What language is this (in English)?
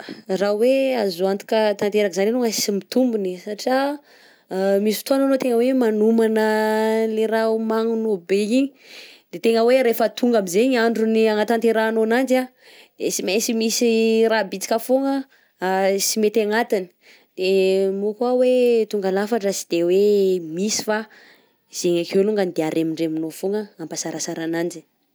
Southern Betsimisaraka Malagasy